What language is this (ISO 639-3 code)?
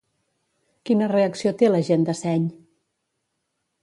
cat